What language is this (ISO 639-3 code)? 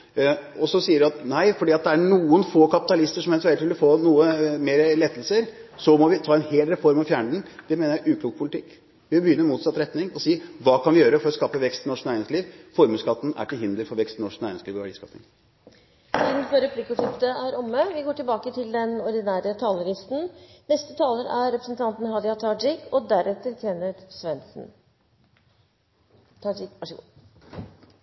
nor